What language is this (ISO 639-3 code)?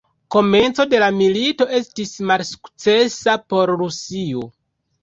epo